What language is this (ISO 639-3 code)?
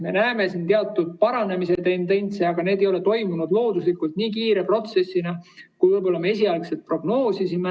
est